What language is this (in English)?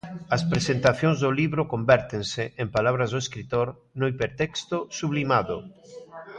Galician